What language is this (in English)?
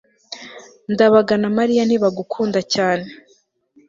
Kinyarwanda